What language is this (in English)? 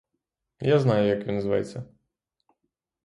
Ukrainian